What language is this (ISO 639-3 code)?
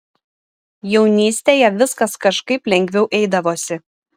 lit